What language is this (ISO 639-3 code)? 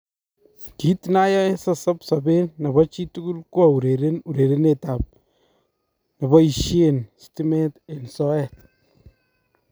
kln